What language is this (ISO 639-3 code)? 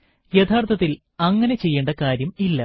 mal